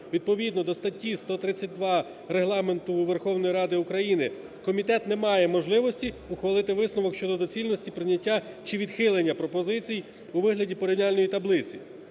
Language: Ukrainian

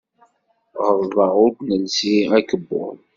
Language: Kabyle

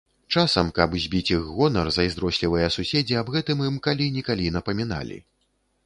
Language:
Belarusian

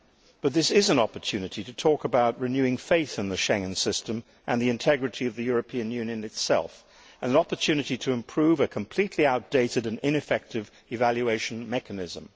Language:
English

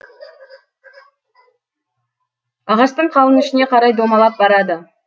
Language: Kazakh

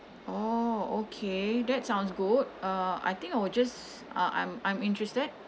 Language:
English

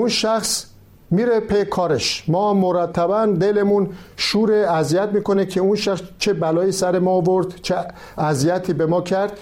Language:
Persian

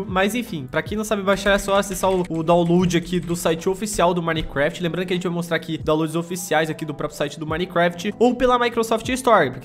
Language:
Portuguese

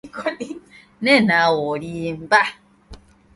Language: Ganda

